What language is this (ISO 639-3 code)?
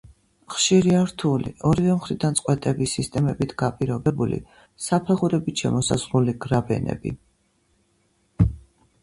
kat